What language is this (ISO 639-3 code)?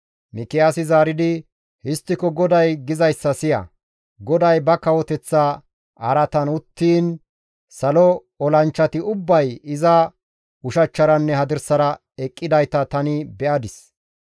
gmv